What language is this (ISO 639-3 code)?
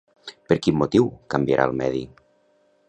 cat